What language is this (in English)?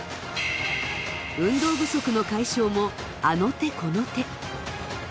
Japanese